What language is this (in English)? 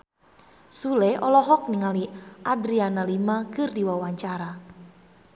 Sundanese